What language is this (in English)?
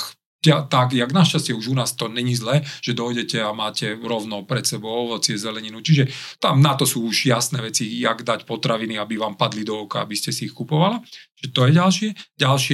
Slovak